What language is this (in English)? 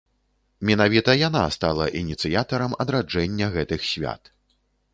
Belarusian